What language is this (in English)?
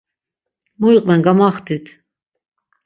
Laz